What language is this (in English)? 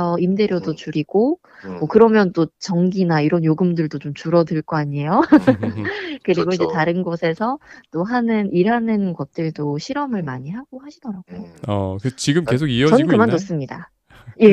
Korean